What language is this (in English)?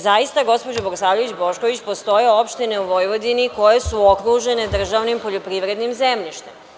Serbian